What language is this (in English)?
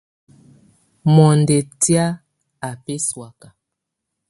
Tunen